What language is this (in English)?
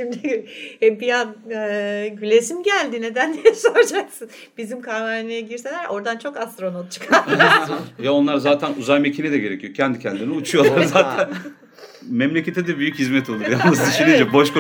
Turkish